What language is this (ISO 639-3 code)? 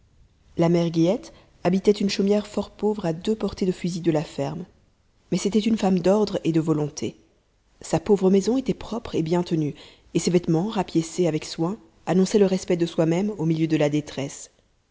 fra